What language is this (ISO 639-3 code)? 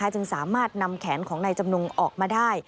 tha